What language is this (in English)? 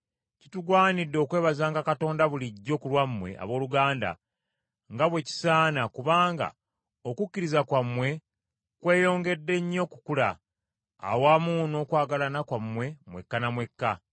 Ganda